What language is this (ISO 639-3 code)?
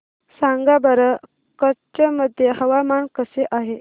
mar